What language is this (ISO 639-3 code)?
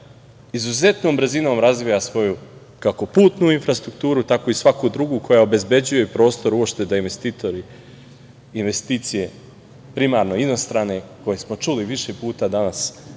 srp